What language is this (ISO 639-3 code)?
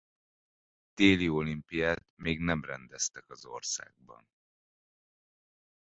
hun